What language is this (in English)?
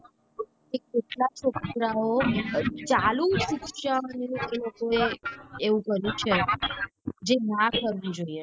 Gujarati